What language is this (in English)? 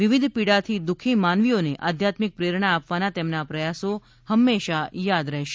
Gujarati